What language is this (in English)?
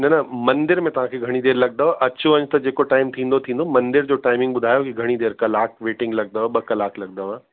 Sindhi